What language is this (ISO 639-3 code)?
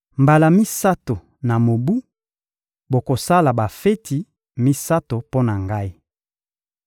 lin